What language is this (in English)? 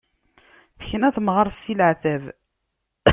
Kabyle